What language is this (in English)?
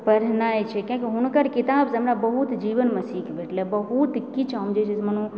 Maithili